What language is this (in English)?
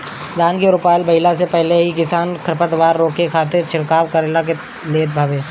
Bhojpuri